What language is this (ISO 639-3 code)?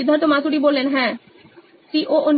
ben